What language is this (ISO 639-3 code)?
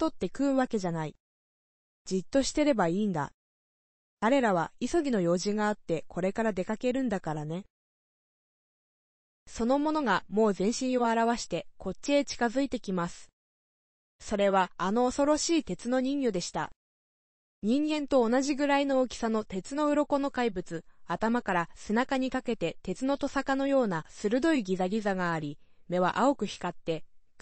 jpn